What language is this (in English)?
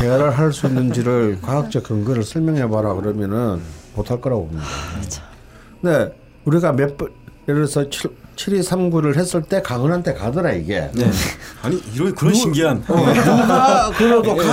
Korean